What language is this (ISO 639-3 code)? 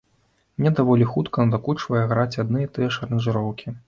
bel